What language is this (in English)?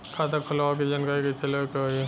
Bhojpuri